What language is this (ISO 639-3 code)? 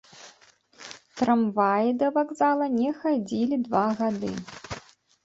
bel